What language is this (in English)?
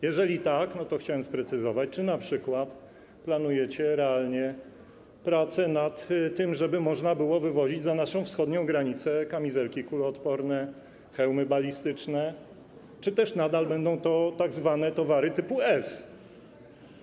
Polish